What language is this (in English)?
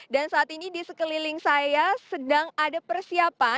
Indonesian